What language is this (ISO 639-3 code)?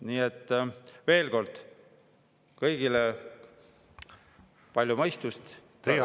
est